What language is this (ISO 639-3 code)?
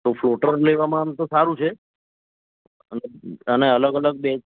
guj